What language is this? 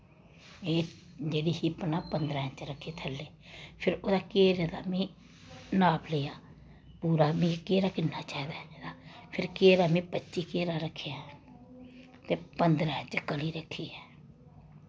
Dogri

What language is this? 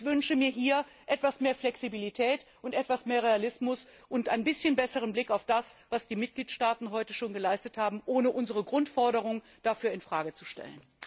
German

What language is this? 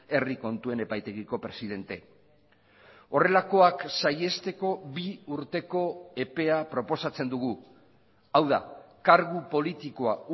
Basque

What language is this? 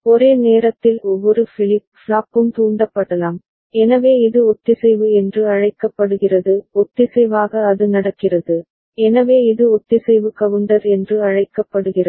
Tamil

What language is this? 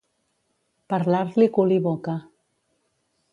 Catalan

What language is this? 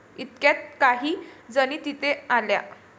Marathi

